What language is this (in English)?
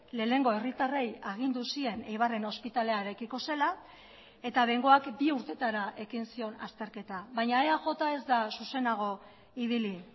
Basque